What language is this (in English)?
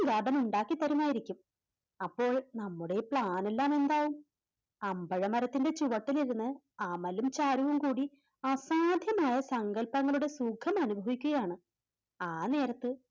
Malayalam